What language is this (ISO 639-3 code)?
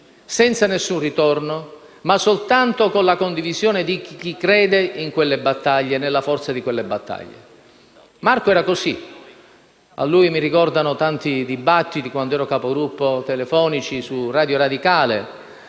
ita